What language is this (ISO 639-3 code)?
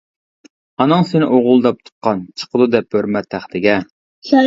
uig